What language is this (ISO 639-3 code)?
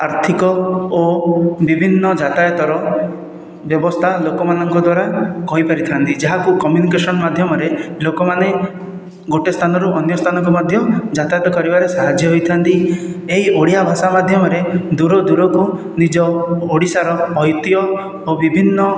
ori